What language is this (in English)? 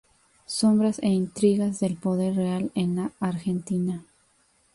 Spanish